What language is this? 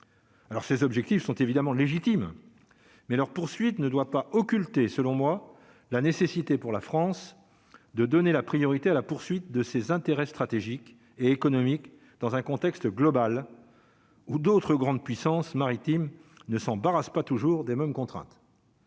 French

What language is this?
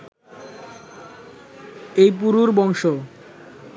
Bangla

